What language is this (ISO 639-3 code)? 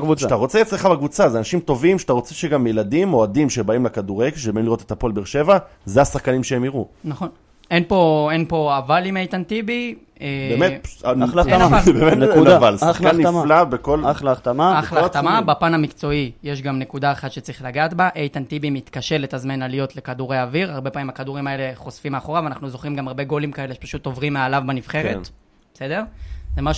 heb